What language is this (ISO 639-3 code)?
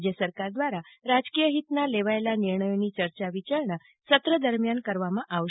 guj